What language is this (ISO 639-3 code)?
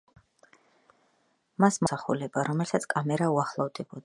kat